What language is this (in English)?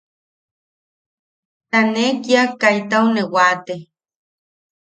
Yaqui